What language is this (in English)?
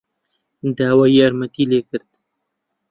Central Kurdish